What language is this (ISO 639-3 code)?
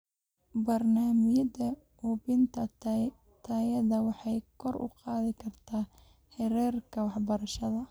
som